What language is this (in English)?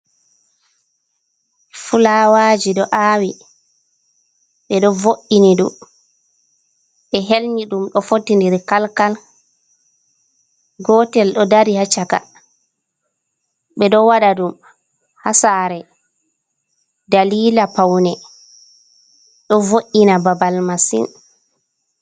Fula